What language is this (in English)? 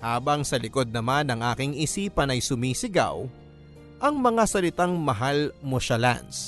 Filipino